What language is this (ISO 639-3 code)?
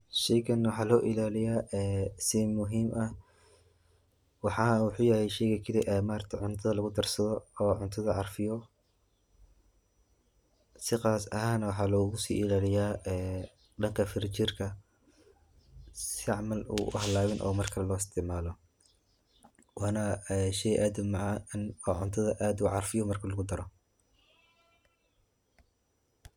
som